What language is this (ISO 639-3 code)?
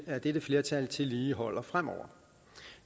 dan